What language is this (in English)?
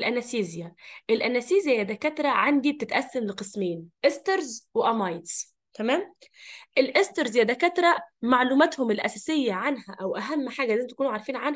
Arabic